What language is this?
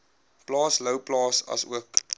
Afrikaans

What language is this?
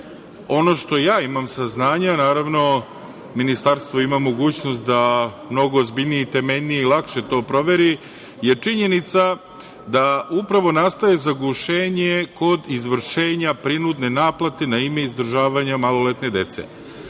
Serbian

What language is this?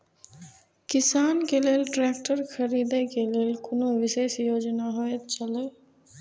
Maithili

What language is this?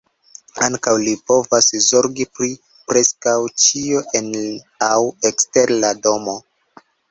Esperanto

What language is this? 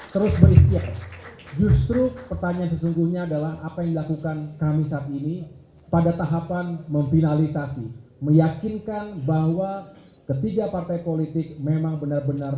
Indonesian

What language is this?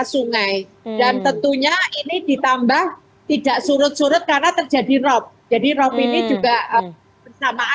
Indonesian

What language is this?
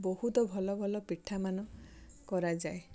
Odia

